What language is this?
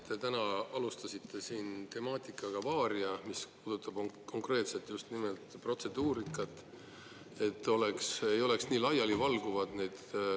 Estonian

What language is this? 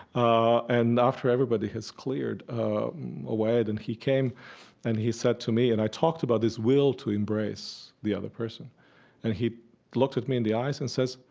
English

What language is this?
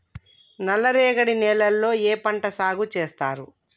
Telugu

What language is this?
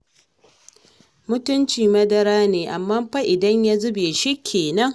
Hausa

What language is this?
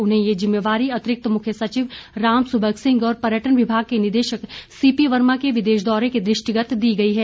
Hindi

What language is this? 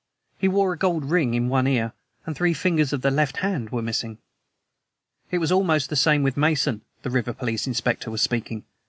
English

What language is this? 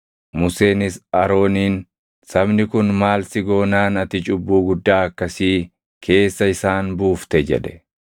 Oromo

